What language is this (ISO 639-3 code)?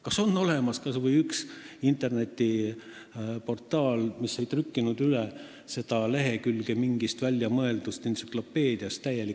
est